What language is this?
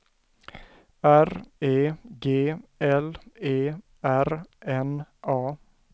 Swedish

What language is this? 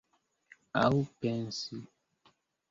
Esperanto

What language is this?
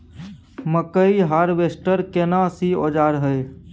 Maithili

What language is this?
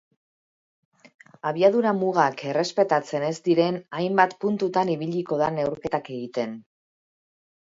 Basque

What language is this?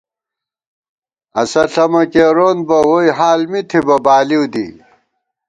Gawar-Bati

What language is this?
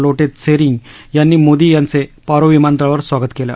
Marathi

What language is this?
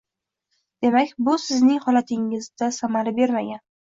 Uzbek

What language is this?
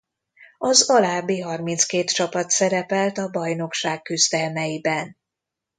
Hungarian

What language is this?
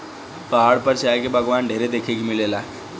Bhojpuri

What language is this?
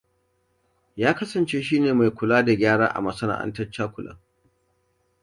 Hausa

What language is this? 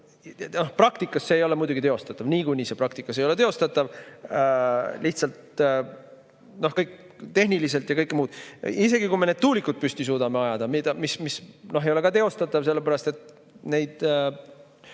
Estonian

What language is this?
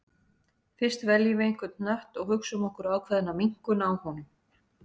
Icelandic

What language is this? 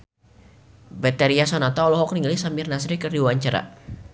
Sundanese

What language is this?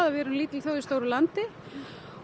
Icelandic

